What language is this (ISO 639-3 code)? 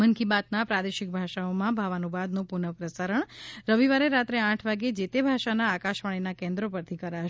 guj